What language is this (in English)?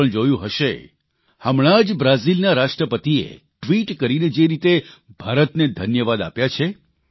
Gujarati